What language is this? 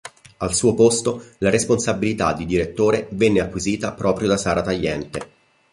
Italian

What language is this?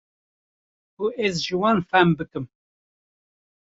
Kurdish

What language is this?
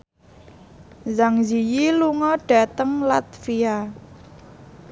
Javanese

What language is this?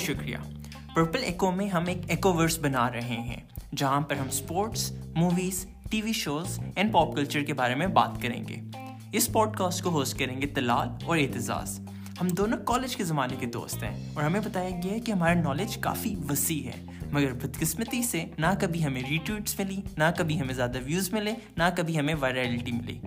Urdu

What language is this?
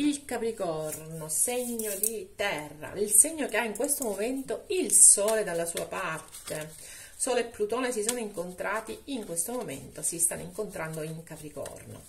Italian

